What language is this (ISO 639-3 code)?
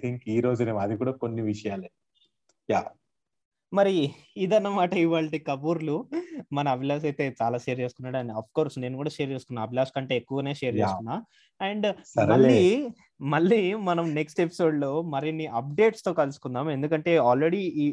tel